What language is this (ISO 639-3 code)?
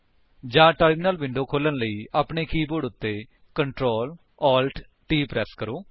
pan